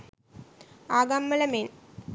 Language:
Sinhala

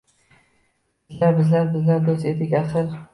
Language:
Uzbek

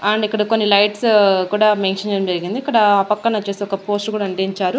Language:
Telugu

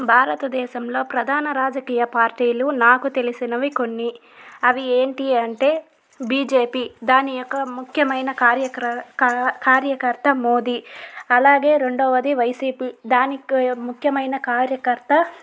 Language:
Telugu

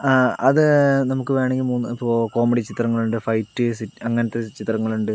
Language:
Malayalam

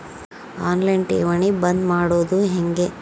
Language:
Kannada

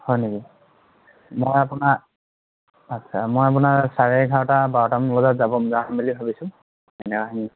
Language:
Assamese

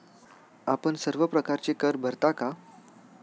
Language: Marathi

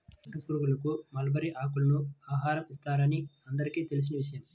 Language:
Telugu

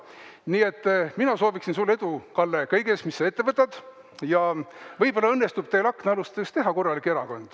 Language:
Estonian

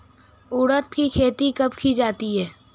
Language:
Hindi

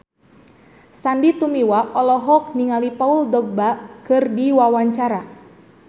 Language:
Sundanese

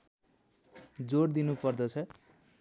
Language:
Nepali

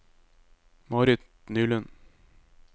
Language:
Norwegian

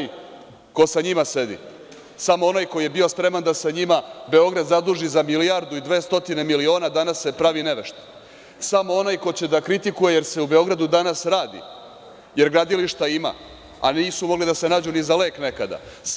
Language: Serbian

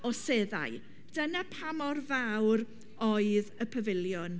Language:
Welsh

